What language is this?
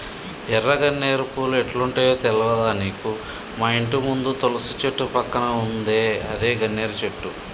Telugu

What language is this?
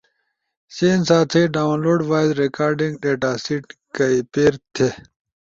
Ushojo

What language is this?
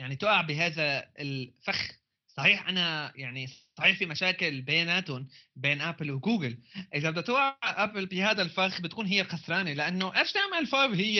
Arabic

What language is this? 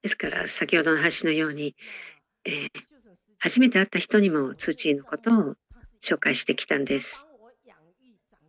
Japanese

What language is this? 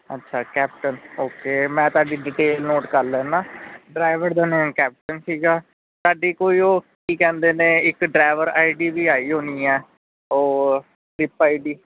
Punjabi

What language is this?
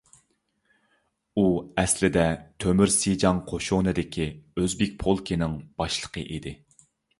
Uyghur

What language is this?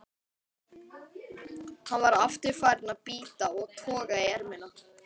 Icelandic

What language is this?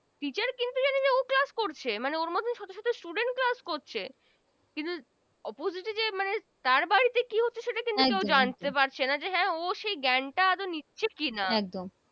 Bangla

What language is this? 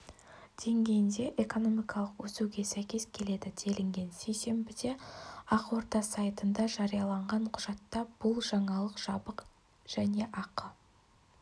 Kazakh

